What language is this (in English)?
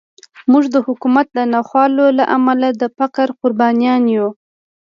Pashto